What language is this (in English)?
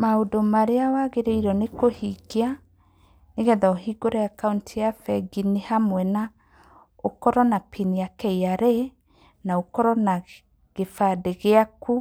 Kikuyu